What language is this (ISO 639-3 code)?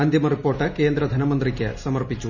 mal